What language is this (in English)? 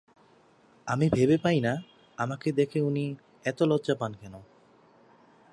Bangla